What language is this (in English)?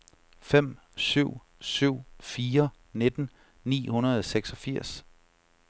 Danish